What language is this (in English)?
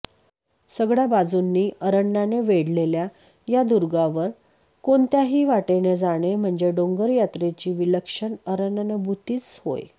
Marathi